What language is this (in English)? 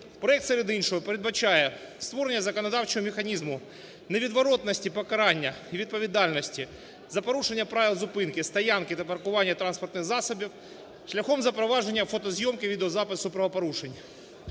Ukrainian